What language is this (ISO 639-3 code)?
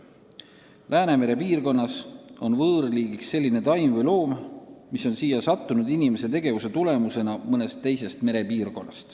est